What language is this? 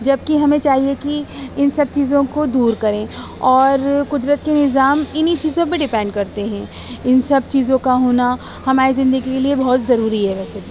Urdu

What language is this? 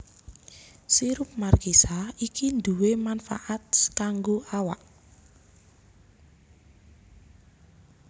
Javanese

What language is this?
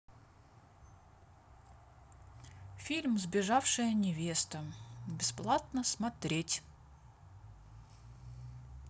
Russian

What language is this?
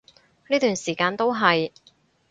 Cantonese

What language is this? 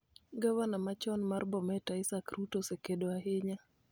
Luo (Kenya and Tanzania)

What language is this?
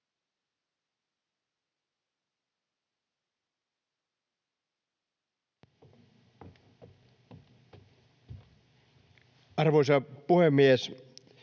Finnish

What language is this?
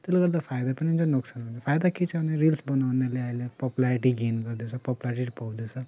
Nepali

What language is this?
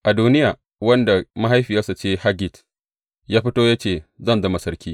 Hausa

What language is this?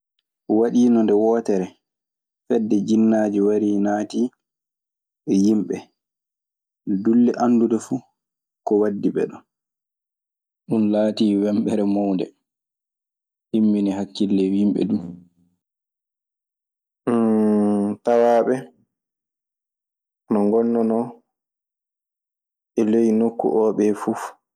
Maasina Fulfulde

